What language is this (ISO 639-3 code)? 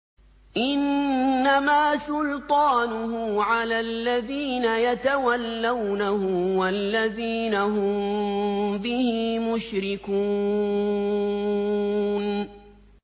ara